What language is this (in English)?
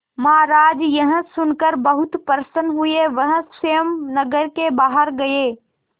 Hindi